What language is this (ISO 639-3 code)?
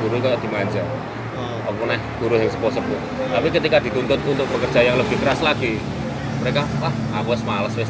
ind